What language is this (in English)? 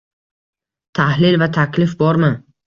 Uzbek